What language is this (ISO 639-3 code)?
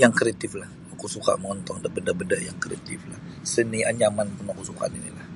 bsy